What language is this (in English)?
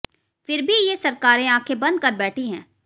Hindi